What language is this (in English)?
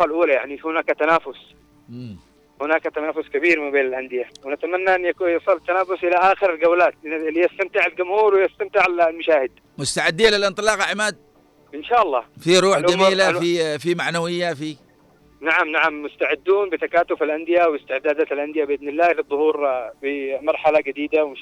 Arabic